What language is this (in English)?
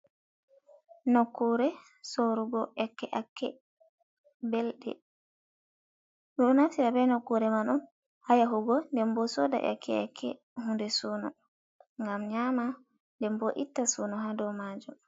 Fula